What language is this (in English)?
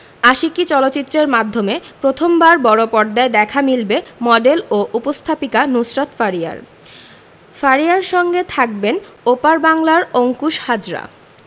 Bangla